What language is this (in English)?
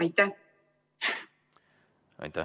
Estonian